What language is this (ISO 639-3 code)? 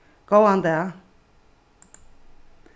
fao